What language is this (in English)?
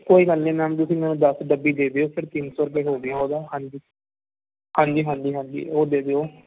Punjabi